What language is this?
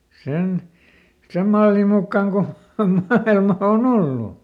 Finnish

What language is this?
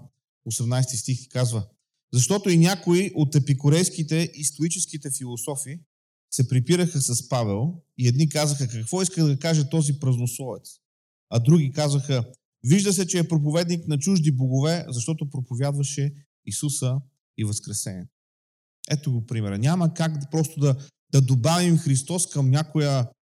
Bulgarian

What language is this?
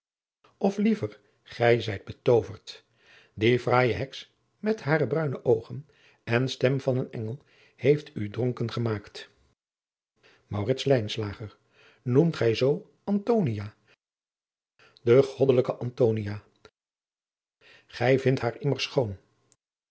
Dutch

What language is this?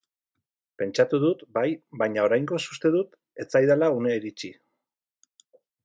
Basque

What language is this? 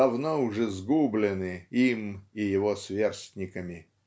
Russian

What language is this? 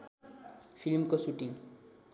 Nepali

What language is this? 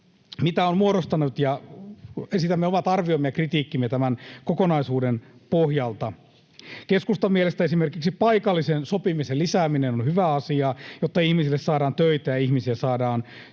Finnish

